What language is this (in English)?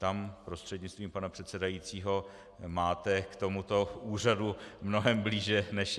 Czech